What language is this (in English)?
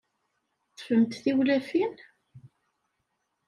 Kabyle